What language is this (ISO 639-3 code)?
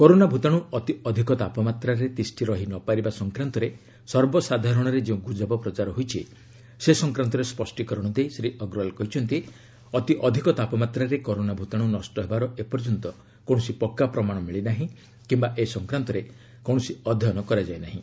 ori